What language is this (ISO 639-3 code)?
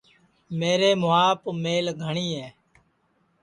ssi